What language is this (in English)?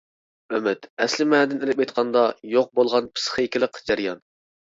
Uyghur